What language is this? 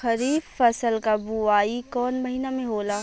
Bhojpuri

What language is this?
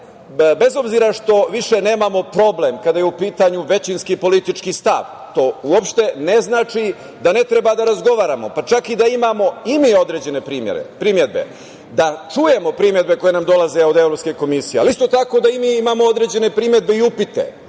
Serbian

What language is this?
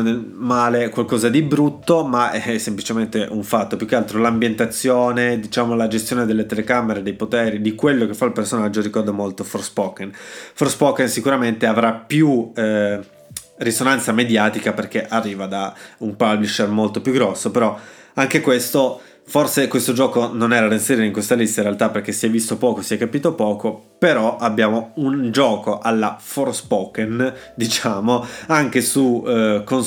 Italian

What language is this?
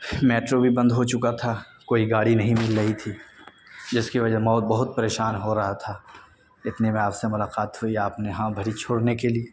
Urdu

